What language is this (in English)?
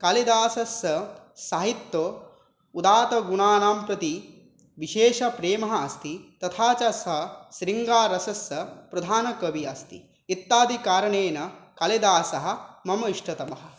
Sanskrit